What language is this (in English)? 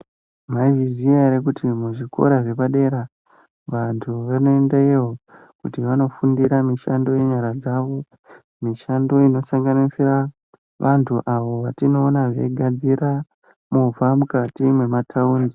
Ndau